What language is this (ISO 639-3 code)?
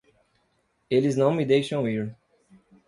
por